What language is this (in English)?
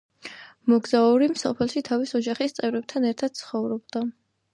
Georgian